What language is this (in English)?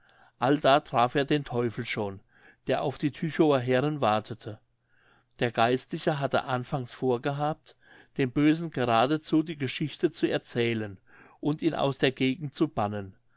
German